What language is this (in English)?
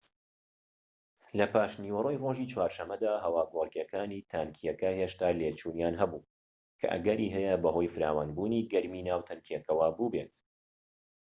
Central Kurdish